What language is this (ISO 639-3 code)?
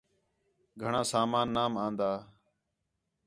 xhe